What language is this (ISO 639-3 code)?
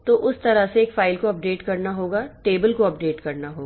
hin